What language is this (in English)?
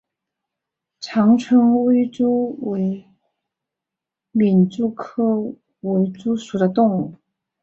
Chinese